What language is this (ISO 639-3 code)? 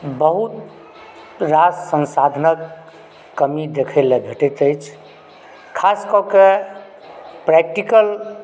mai